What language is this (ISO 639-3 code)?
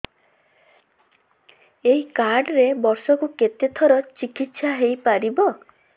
ori